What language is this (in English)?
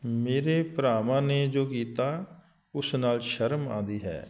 Punjabi